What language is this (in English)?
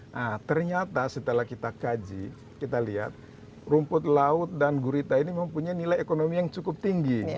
Indonesian